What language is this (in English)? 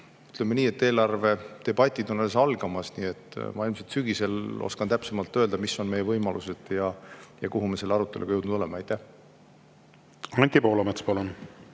Estonian